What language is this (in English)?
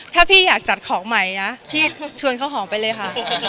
Thai